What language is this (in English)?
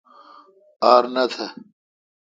Kalkoti